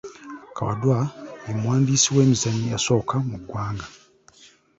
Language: Ganda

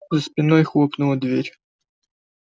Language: Russian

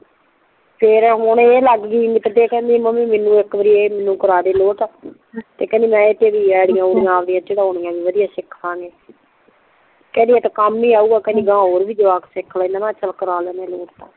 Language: Punjabi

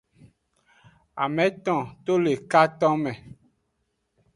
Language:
Aja (Benin)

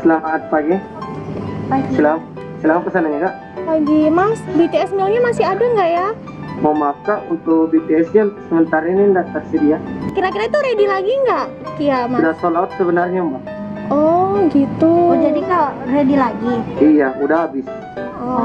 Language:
Indonesian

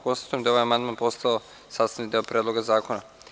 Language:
Serbian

